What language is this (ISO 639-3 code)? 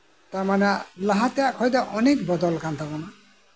sat